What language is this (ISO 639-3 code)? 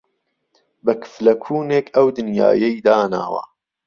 ckb